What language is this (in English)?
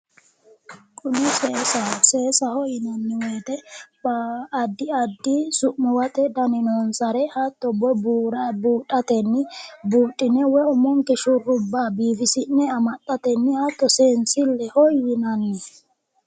Sidamo